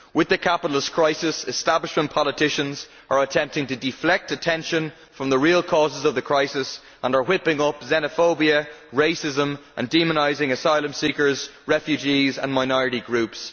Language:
English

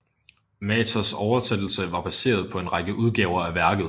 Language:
Danish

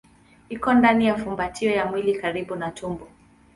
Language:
Swahili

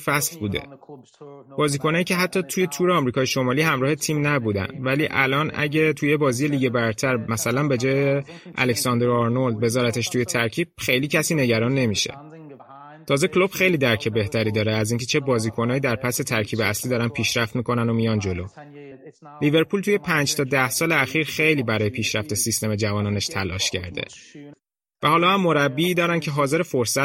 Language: Persian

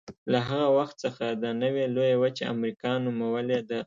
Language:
Pashto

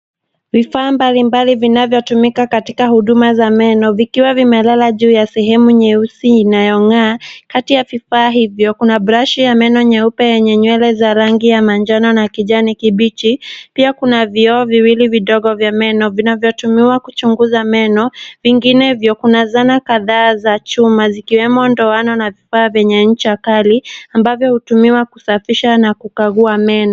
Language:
Swahili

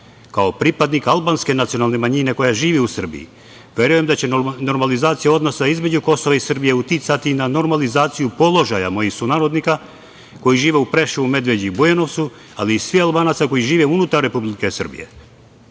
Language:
Serbian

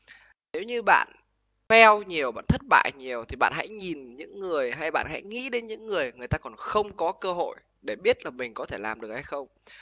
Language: Vietnamese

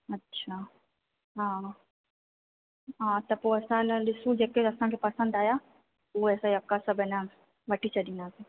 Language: Sindhi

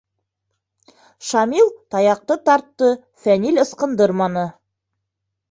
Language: Bashkir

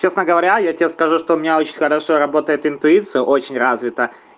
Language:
Russian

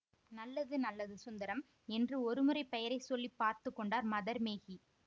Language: Tamil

